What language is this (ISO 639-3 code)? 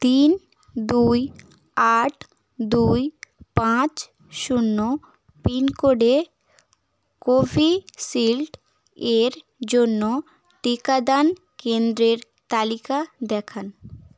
ben